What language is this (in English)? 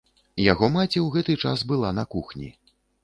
Belarusian